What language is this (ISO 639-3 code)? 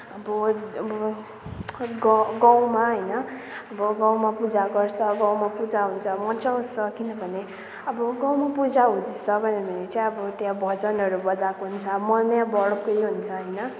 nep